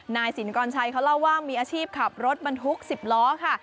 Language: Thai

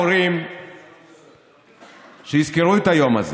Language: Hebrew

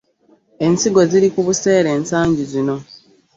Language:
Ganda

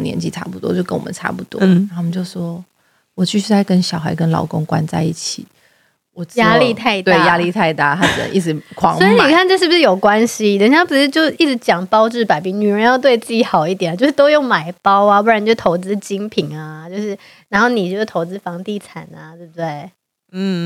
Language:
Chinese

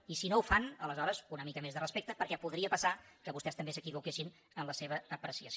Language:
Catalan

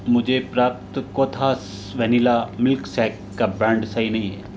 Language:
Hindi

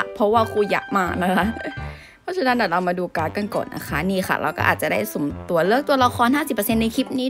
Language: Thai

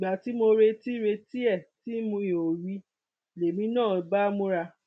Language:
Yoruba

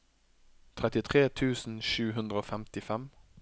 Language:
Norwegian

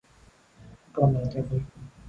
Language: Vietnamese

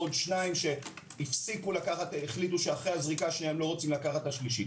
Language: Hebrew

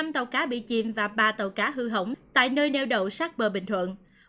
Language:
Vietnamese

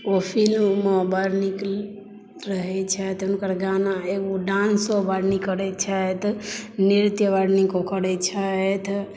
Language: Maithili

